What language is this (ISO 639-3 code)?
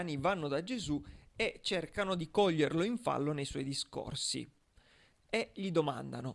ita